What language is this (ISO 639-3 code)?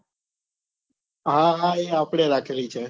guj